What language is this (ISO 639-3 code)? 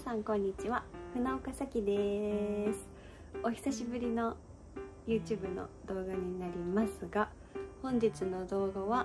jpn